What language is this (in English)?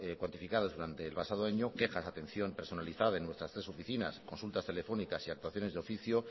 Spanish